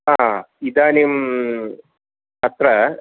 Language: Sanskrit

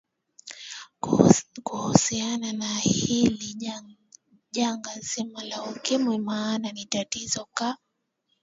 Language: Swahili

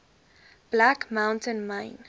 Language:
Afrikaans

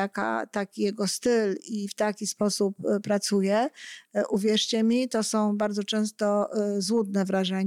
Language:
Polish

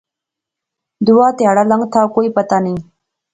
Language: Pahari-Potwari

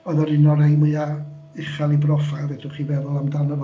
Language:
Welsh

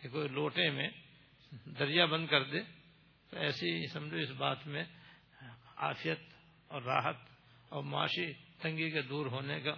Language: Urdu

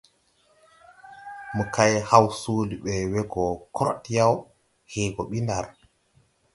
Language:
Tupuri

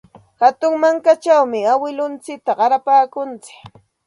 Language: Santa Ana de Tusi Pasco Quechua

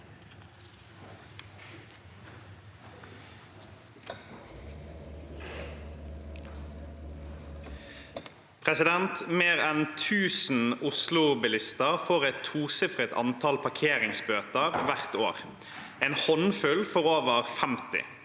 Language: Norwegian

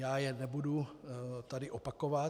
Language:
Czech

